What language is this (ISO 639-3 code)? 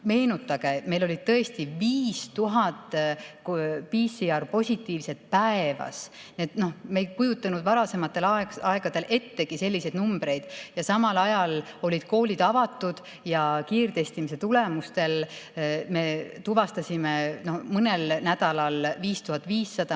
est